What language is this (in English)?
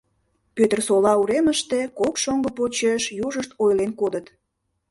Mari